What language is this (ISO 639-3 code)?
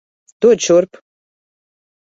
lav